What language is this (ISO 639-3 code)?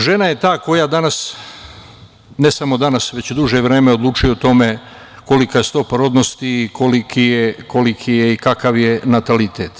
srp